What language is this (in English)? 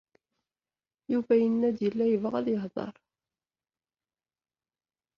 Kabyle